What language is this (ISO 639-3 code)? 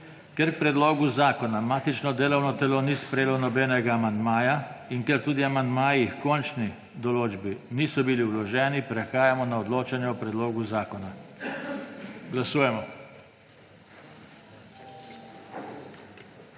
slv